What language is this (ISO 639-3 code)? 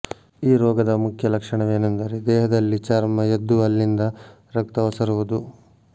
kan